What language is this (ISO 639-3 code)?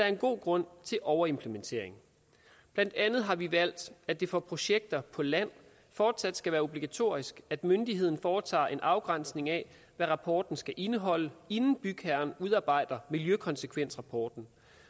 dan